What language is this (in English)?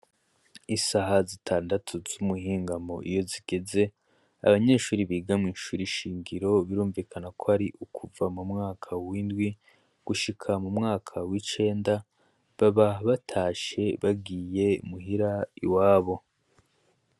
Rundi